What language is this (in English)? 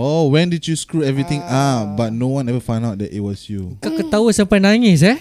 Malay